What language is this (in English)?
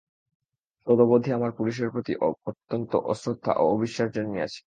Bangla